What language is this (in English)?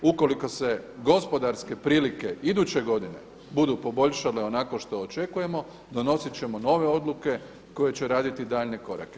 Croatian